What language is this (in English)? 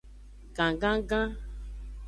Aja (Benin)